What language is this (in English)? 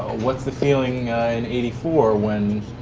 English